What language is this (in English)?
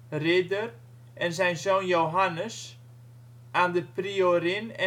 Dutch